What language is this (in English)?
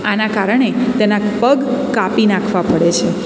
Gujarati